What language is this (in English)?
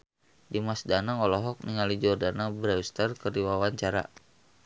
Sundanese